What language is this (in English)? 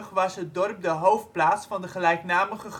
Dutch